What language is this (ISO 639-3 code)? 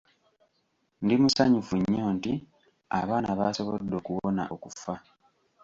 lug